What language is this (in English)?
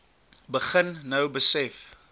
Afrikaans